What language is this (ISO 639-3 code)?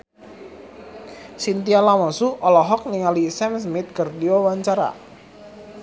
sun